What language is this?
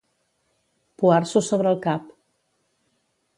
Catalan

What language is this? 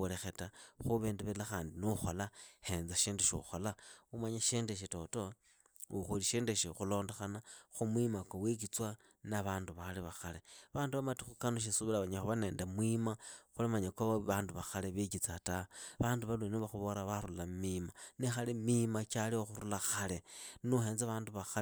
Idakho-Isukha-Tiriki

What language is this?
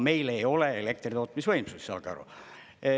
Estonian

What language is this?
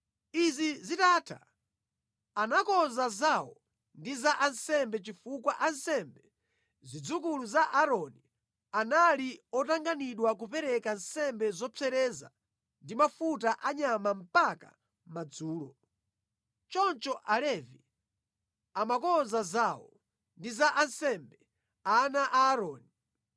Nyanja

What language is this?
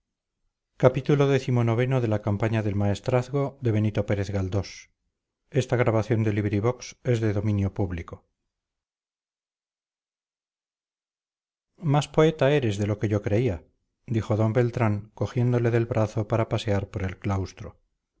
Spanish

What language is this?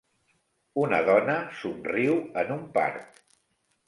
Catalan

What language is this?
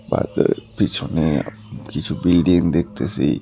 Bangla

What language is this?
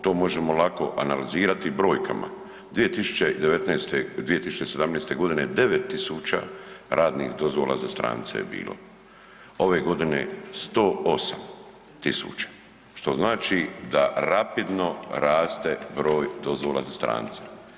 Croatian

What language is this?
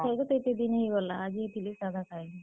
Odia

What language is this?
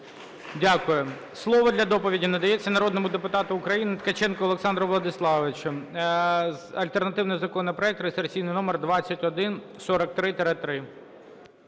Ukrainian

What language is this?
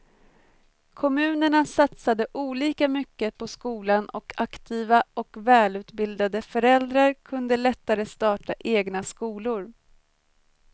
Swedish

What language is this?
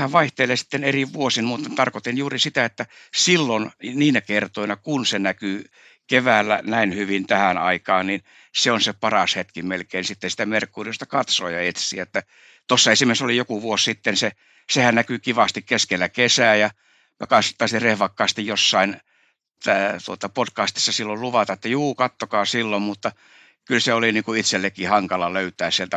Finnish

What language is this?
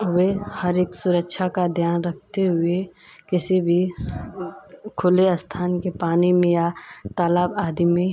Hindi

